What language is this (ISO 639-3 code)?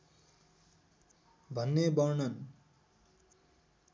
nep